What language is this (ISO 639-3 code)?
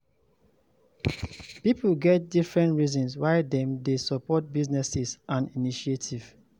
pcm